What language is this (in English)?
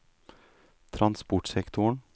Norwegian